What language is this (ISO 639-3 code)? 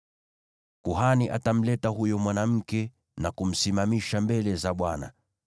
swa